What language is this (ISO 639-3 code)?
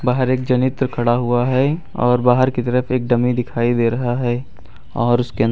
hin